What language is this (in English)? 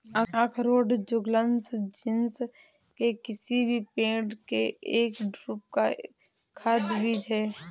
Hindi